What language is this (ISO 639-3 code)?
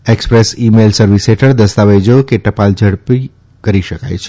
guj